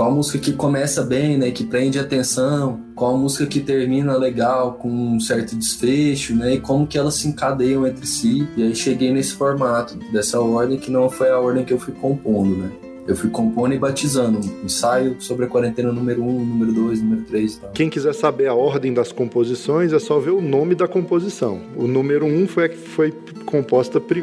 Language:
Portuguese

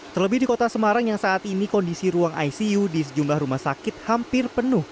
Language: Indonesian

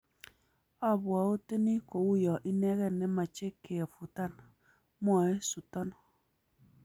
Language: Kalenjin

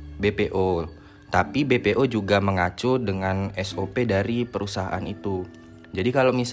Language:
Indonesian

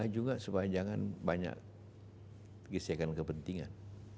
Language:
Indonesian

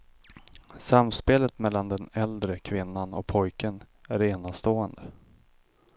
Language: Swedish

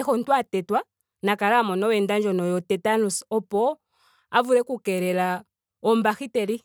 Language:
Ndonga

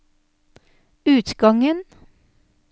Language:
Norwegian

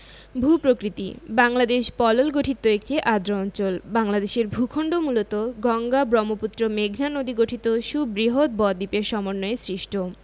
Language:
Bangla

